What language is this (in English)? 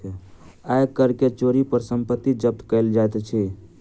Maithili